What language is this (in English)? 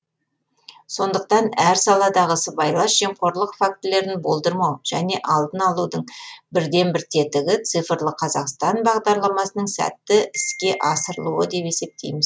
Kazakh